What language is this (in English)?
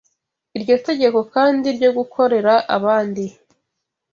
Kinyarwanda